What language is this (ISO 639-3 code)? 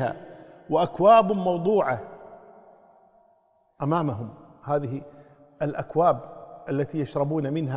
ara